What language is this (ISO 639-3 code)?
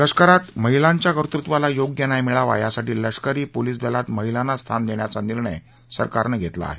mar